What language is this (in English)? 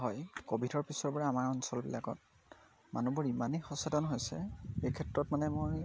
Assamese